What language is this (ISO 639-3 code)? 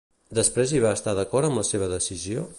cat